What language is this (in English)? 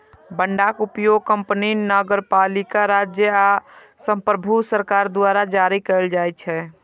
Maithili